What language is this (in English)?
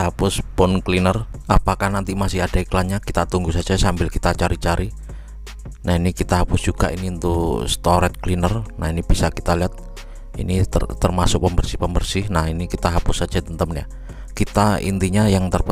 Indonesian